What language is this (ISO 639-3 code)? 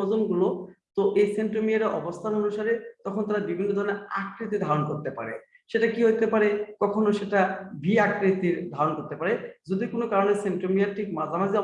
tur